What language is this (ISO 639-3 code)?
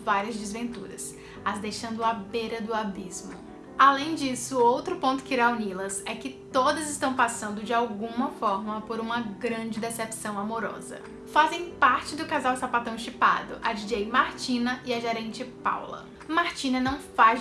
por